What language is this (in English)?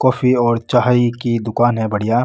Marwari